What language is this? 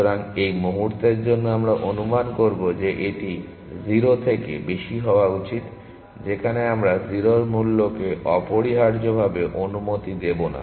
Bangla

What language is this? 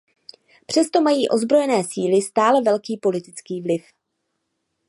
Czech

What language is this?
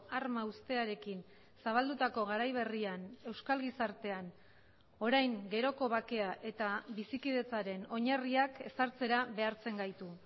Basque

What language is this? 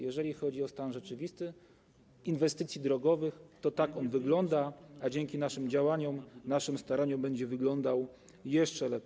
Polish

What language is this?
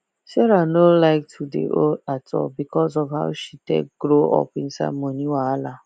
Nigerian Pidgin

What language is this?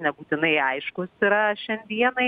Lithuanian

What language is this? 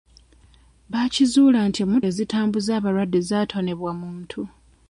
Ganda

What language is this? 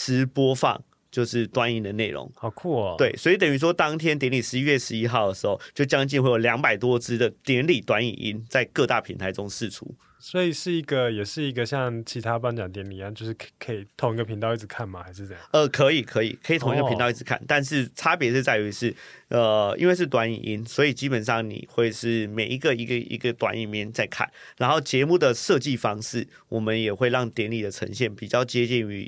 Chinese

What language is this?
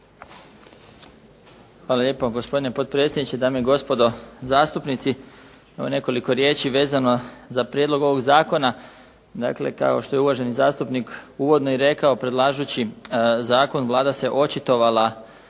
Croatian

